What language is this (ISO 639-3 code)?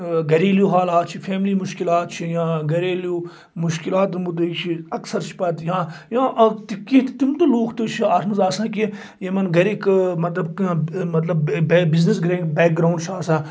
kas